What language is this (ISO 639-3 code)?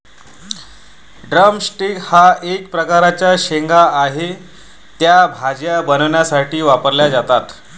mar